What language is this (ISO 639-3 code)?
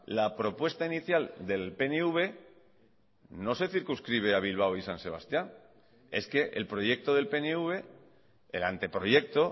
spa